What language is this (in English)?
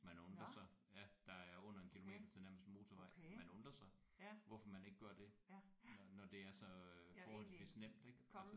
Danish